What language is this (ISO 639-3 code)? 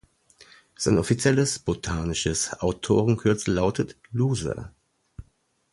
deu